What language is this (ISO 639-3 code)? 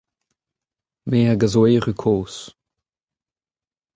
bre